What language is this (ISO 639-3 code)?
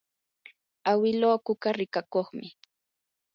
qur